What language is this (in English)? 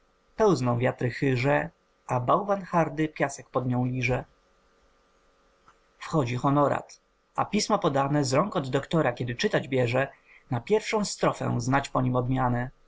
Polish